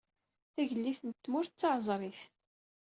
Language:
Kabyle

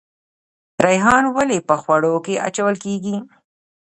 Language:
Pashto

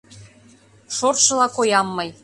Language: Mari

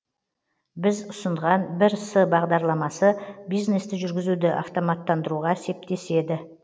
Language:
Kazakh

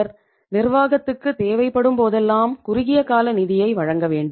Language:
Tamil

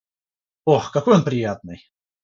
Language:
Russian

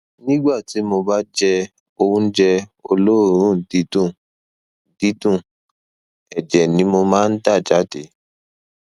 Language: Yoruba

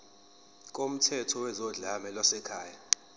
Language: Zulu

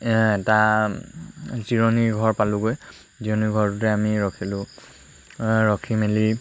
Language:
Assamese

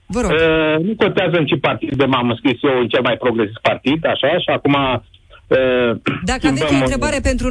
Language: Romanian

